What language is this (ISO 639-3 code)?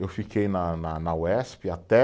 por